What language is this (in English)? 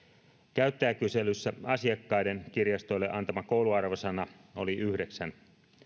Finnish